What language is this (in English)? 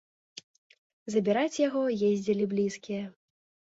Belarusian